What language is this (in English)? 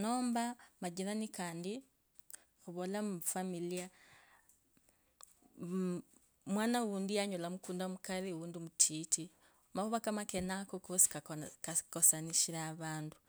Kabras